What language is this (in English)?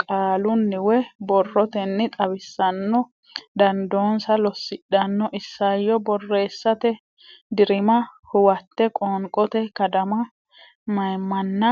Sidamo